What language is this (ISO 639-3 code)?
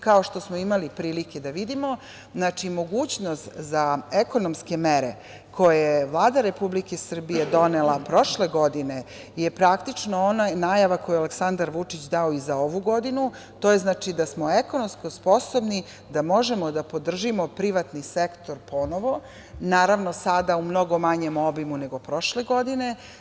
srp